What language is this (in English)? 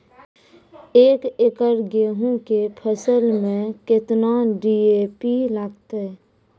Maithili